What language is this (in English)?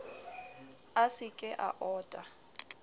Southern Sotho